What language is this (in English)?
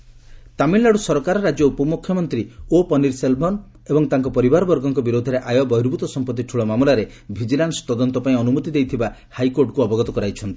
Odia